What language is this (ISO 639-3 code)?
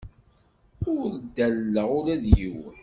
kab